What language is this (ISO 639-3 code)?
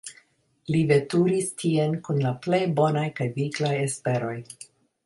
epo